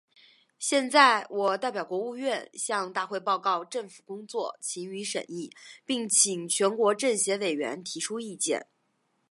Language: Chinese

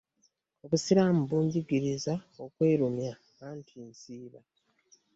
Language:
Ganda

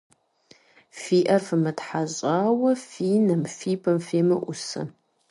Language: Kabardian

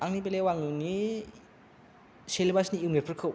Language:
Bodo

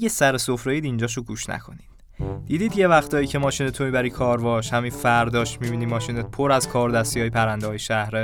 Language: Persian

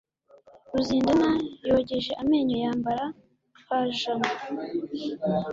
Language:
Kinyarwanda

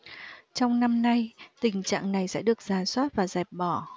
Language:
Vietnamese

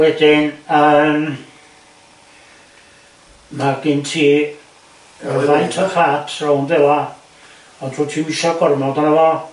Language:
Welsh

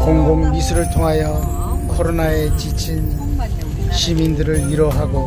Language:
Korean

